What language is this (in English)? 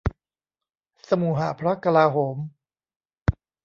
Thai